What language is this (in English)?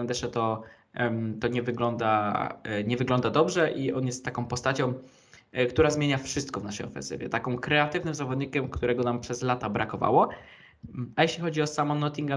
Polish